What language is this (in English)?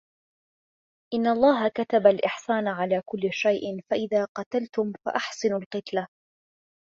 Arabic